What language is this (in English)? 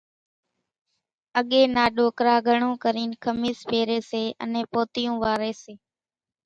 Kachi Koli